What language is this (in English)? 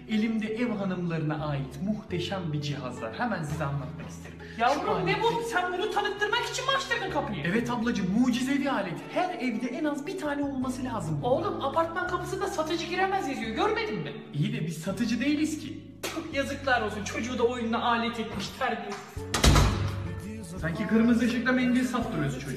Turkish